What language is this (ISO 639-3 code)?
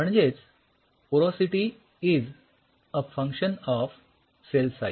mar